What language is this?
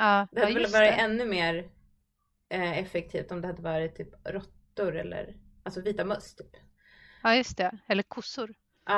Swedish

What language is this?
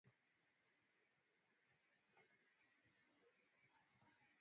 Swahili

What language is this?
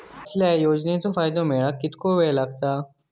Marathi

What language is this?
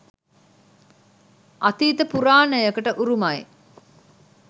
Sinhala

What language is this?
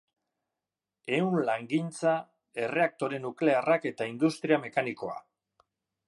Basque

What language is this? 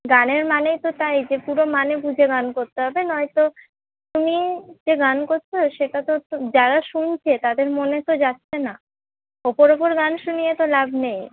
Bangla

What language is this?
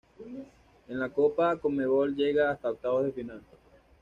Spanish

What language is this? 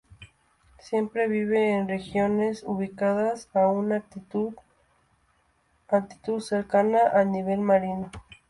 Spanish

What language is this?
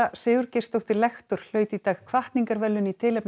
Icelandic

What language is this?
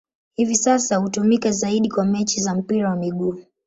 Swahili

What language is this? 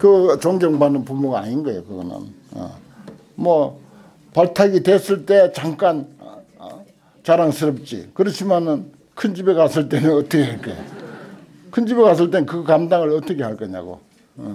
Korean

